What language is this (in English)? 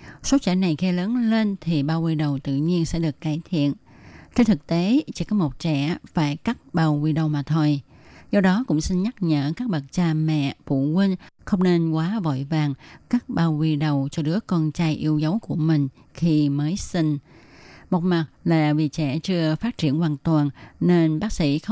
Vietnamese